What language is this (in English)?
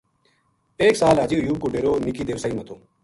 Gujari